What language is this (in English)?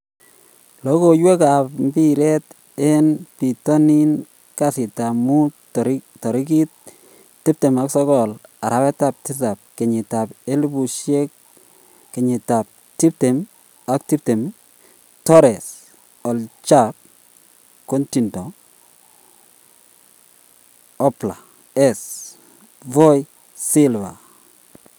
Kalenjin